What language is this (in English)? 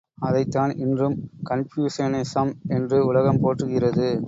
Tamil